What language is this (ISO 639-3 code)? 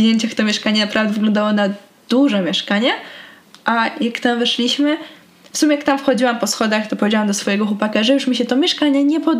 pol